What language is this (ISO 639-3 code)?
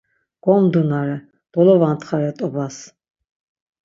lzz